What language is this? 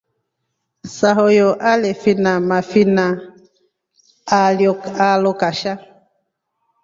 Rombo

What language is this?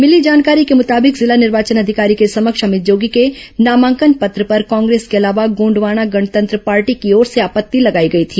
Hindi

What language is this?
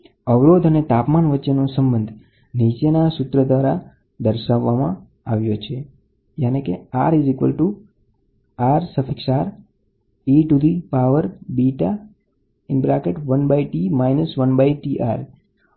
Gujarati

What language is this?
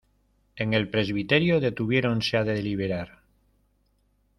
Spanish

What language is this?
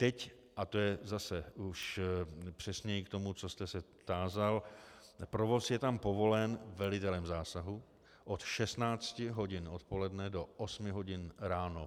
Czech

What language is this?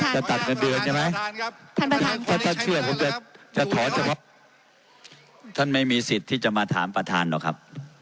Thai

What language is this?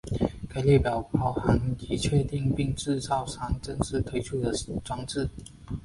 Chinese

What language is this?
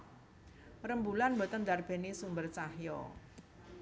Javanese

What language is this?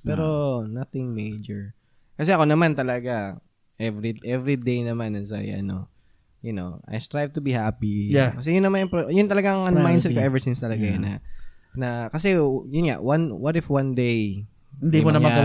Filipino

